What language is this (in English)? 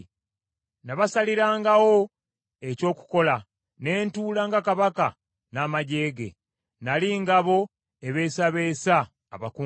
Ganda